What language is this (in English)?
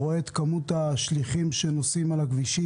Hebrew